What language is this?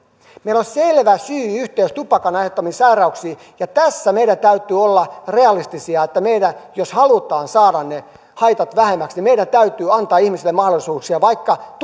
Finnish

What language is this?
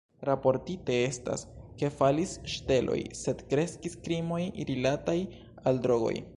Esperanto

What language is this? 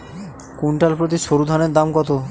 Bangla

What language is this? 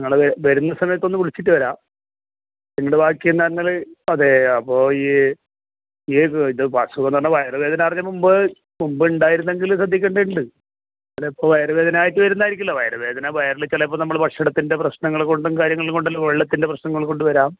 Malayalam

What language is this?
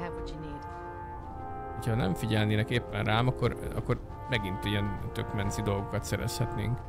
Hungarian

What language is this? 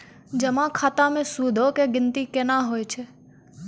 Maithili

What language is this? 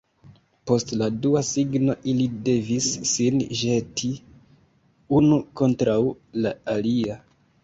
Esperanto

